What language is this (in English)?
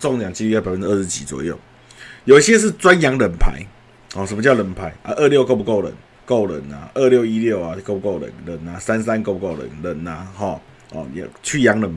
Chinese